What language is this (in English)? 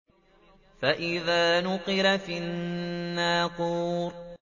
Arabic